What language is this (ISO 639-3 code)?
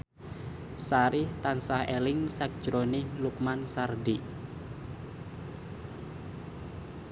jav